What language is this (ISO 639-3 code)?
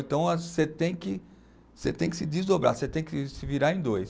por